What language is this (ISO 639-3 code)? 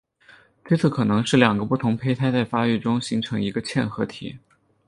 zho